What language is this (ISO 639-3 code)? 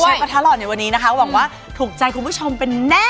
tha